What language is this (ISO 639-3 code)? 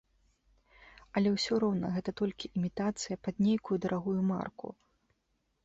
bel